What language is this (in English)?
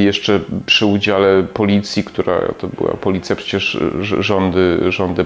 Polish